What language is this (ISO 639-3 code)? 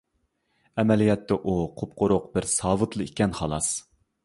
uig